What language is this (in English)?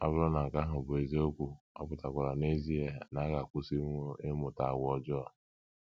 Igbo